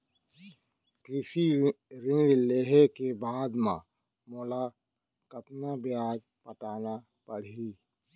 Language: Chhattisgarhi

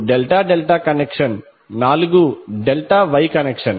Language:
Telugu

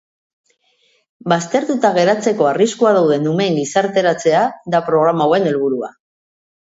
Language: Basque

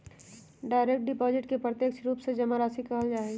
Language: Magahi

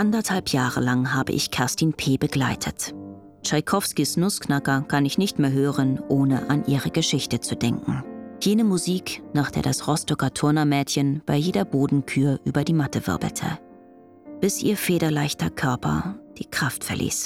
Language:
German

